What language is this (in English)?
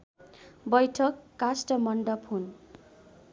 Nepali